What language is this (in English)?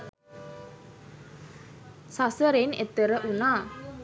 Sinhala